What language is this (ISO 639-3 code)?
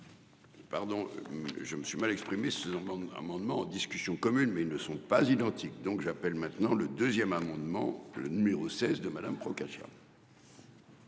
fra